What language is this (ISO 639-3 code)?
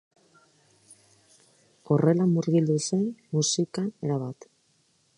eus